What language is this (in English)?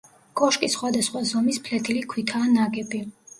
Georgian